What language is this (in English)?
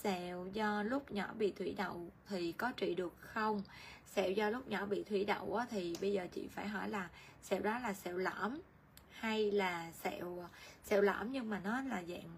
Vietnamese